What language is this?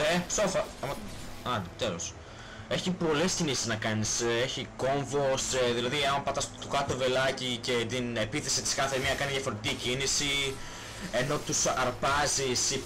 Greek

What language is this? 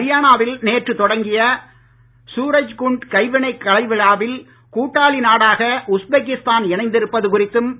Tamil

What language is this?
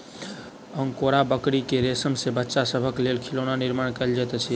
Maithili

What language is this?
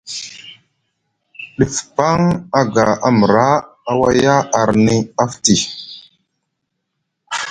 Musgu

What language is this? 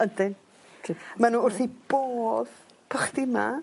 Welsh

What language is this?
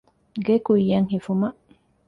Divehi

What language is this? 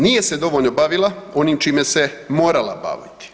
Croatian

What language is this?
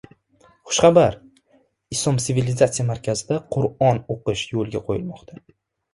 Uzbek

